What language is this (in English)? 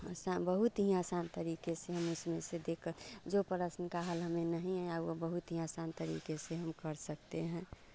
Hindi